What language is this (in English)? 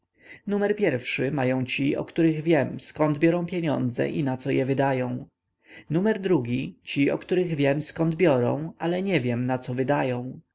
Polish